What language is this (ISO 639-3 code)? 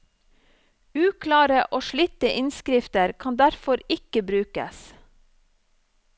nor